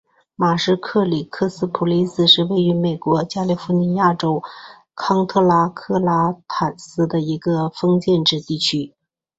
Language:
Chinese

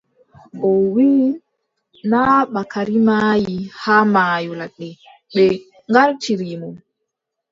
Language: Adamawa Fulfulde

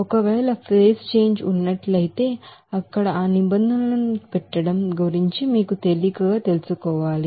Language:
Telugu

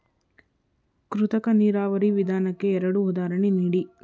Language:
Kannada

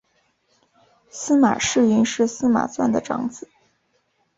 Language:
Chinese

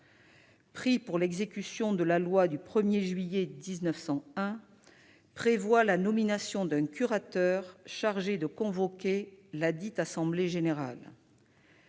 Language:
French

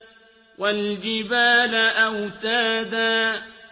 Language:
Arabic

